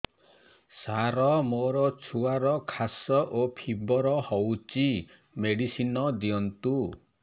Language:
Odia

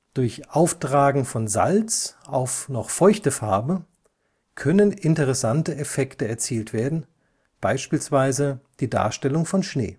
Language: German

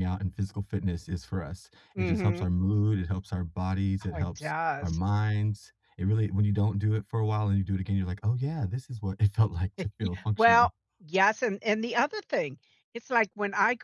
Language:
English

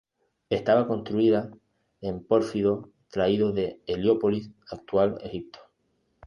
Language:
Spanish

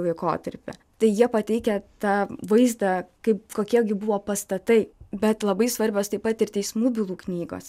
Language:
Lithuanian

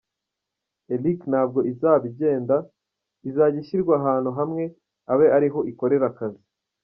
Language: Kinyarwanda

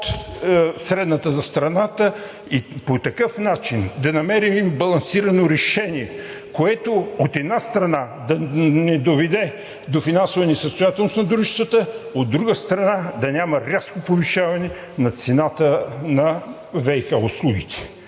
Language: Bulgarian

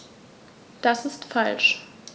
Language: German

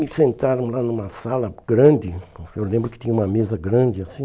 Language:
Portuguese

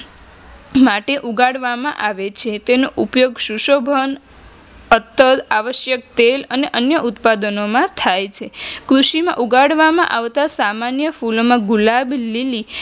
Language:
Gujarati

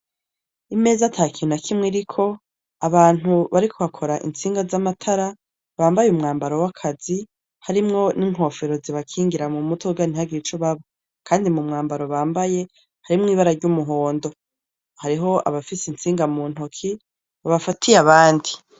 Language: Rundi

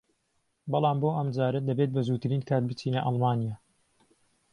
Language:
Central Kurdish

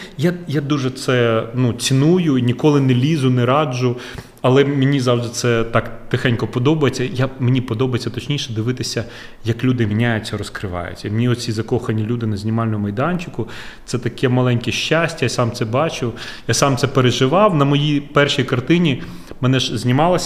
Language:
Ukrainian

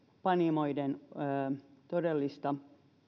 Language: Finnish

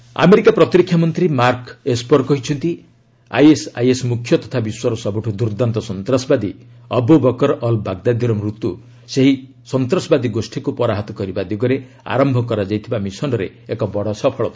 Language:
Odia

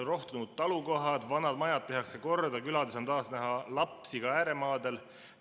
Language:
Estonian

